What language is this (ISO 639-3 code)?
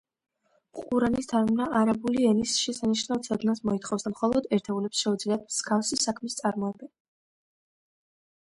kat